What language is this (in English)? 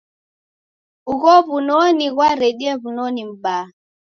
Taita